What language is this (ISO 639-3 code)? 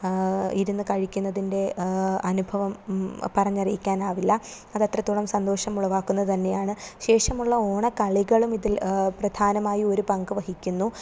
mal